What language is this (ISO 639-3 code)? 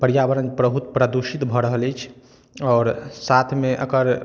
mai